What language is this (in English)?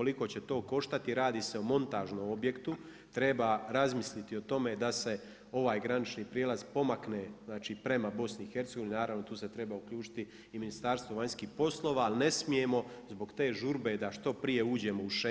Croatian